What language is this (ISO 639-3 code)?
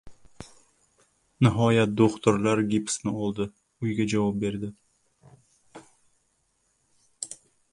uzb